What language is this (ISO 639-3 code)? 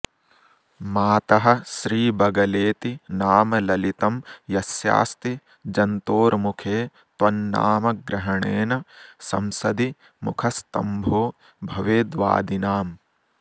san